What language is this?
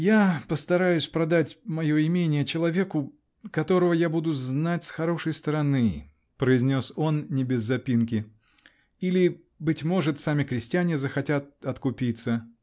Russian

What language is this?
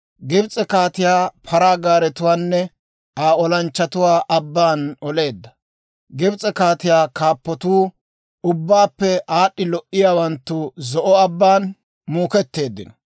Dawro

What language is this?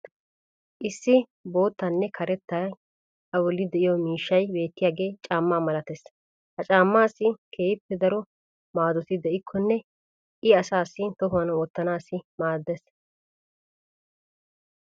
Wolaytta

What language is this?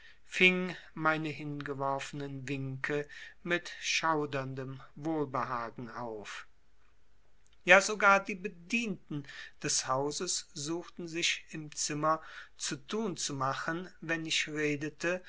German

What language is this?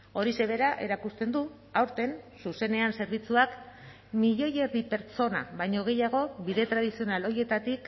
Basque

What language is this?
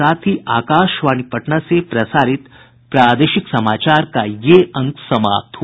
Hindi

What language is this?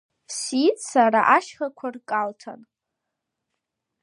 Abkhazian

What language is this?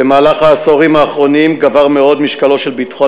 Hebrew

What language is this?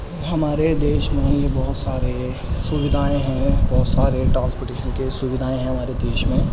Urdu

